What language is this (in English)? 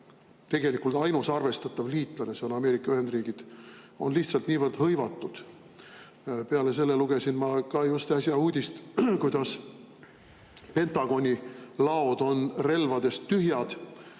Estonian